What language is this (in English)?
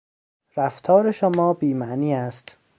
Persian